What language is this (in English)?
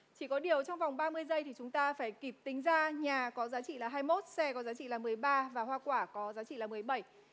Vietnamese